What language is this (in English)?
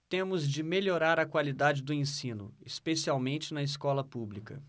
Portuguese